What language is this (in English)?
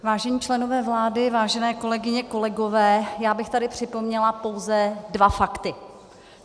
Czech